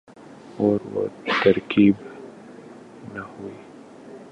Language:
Urdu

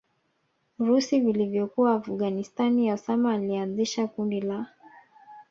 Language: Swahili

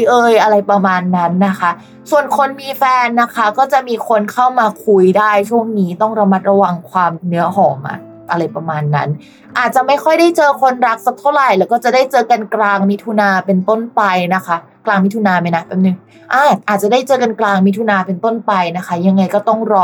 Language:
Thai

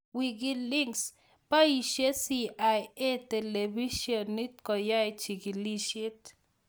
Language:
Kalenjin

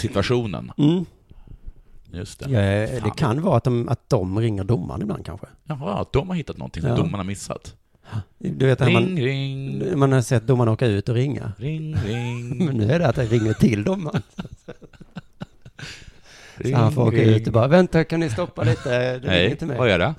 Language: Swedish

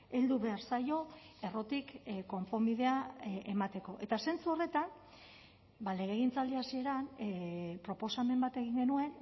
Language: Basque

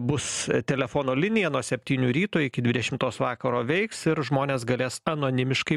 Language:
Lithuanian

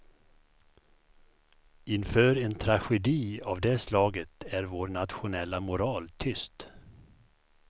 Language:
Swedish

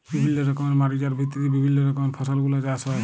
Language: Bangla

